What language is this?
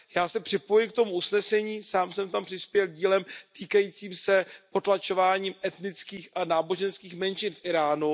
Czech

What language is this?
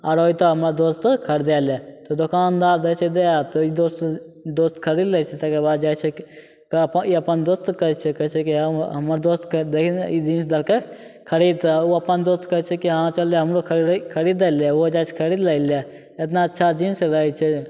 Maithili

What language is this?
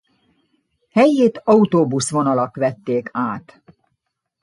Hungarian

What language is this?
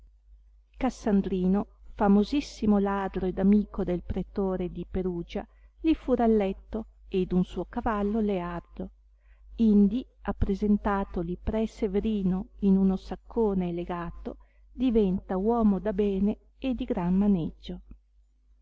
Italian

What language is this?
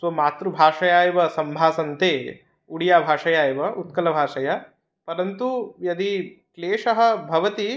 Sanskrit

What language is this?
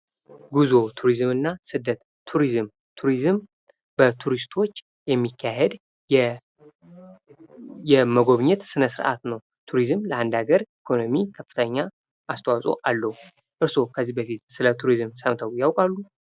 Amharic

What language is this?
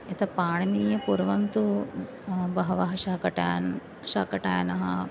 Sanskrit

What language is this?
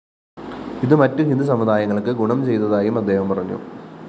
Malayalam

